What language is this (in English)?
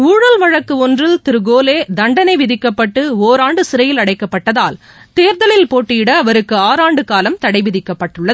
Tamil